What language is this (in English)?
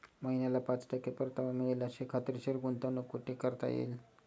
Marathi